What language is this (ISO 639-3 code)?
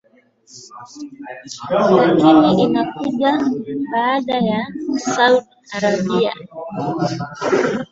swa